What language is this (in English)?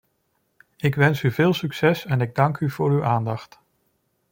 Dutch